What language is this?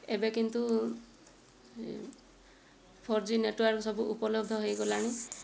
Odia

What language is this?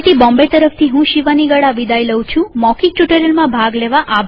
Gujarati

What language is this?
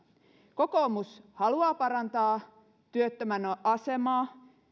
Finnish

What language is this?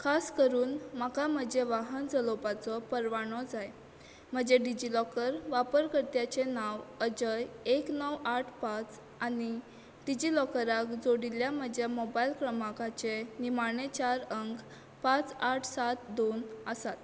Konkani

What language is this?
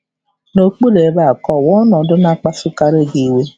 Igbo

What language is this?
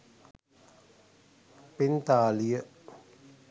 Sinhala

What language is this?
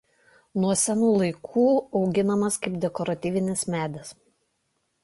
Lithuanian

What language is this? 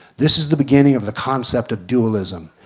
English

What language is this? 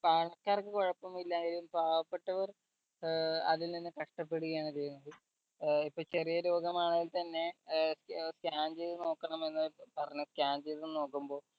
Malayalam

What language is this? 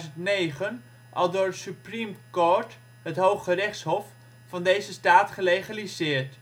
Dutch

